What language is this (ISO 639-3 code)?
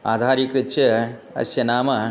san